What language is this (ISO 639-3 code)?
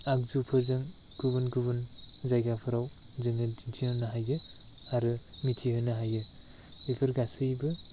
brx